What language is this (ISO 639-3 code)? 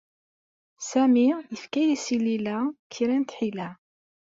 kab